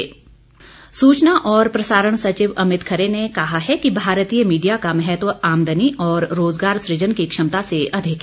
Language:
Hindi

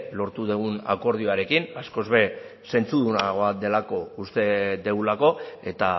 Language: Basque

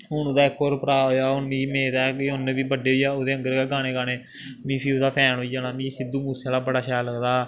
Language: Dogri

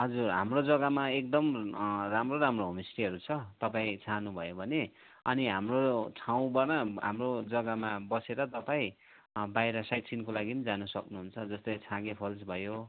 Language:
Nepali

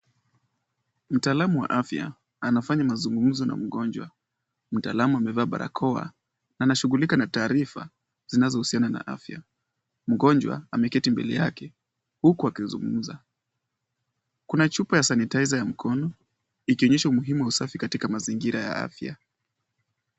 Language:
Swahili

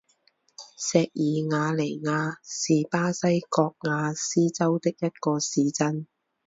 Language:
Chinese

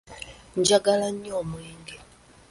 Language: Ganda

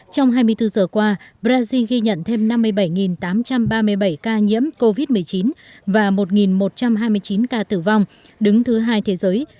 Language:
Vietnamese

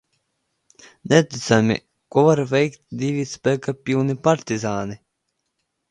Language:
Latvian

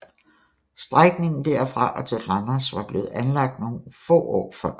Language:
Danish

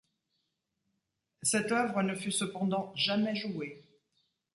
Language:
French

